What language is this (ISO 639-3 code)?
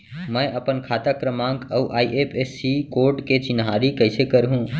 hne